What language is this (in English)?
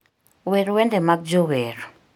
Luo (Kenya and Tanzania)